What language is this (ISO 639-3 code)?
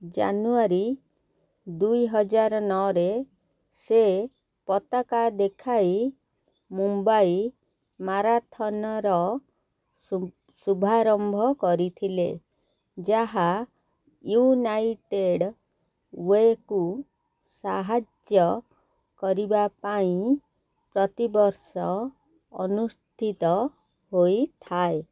ori